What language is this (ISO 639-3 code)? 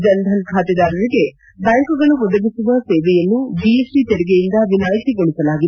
kan